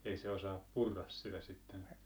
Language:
Finnish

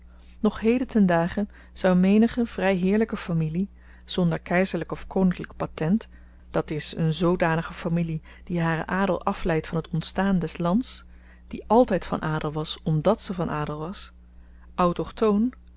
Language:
Dutch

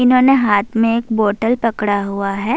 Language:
Urdu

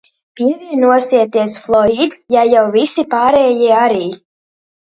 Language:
Latvian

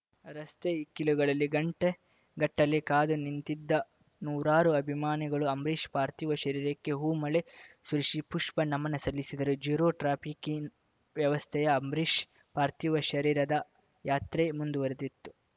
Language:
Kannada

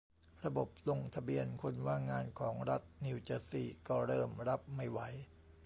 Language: Thai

